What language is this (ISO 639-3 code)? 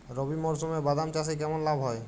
ben